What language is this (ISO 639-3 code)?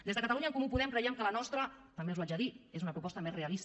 cat